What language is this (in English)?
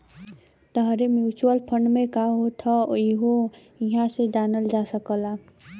Bhojpuri